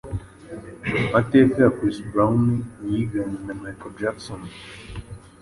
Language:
Kinyarwanda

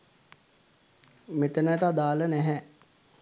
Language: Sinhala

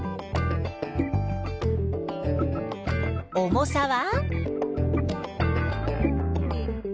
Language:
Japanese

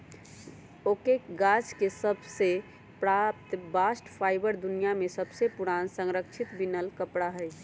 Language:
Magahi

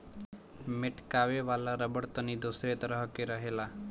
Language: Bhojpuri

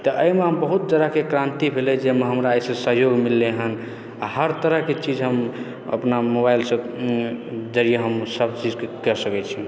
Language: Maithili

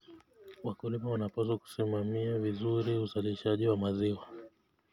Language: Kalenjin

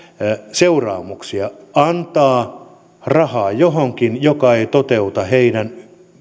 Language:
Finnish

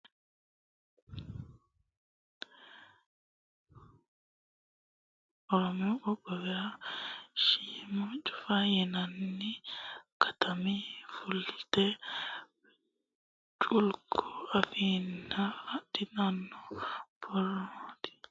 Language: Sidamo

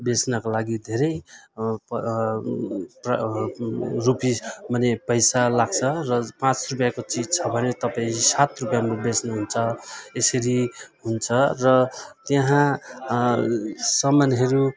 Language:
Nepali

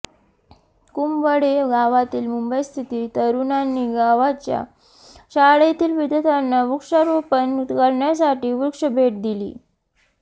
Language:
Marathi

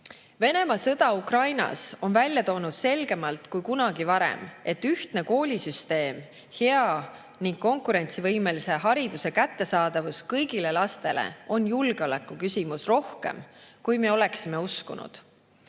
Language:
Estonian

